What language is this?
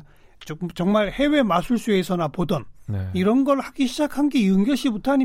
Korean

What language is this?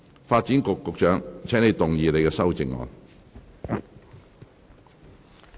Cantonese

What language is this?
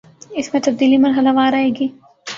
Urdu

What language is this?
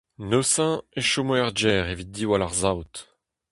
Breton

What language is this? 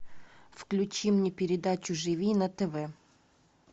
Russian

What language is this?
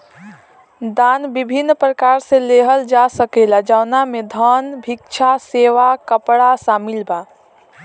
Bhojpuri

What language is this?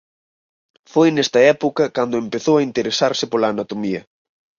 Galician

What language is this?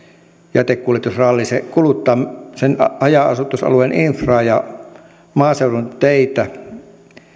Finnish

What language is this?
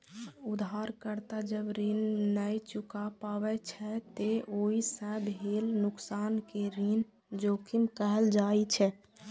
Maithili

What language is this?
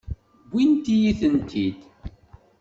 Kabyle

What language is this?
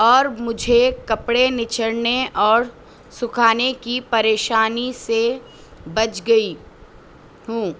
Urdu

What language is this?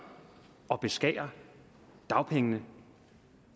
Danish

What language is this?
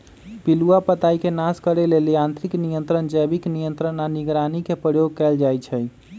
Magahi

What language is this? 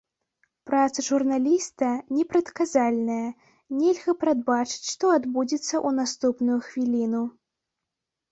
Belarusian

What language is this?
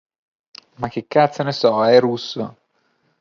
Italian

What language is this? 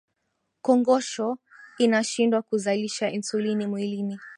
Swahili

